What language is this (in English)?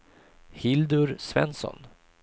Swedish